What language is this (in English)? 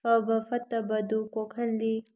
Manipuri